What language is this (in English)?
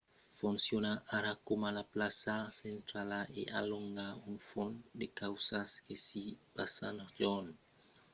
Occitan